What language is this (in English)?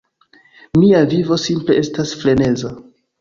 Esperanto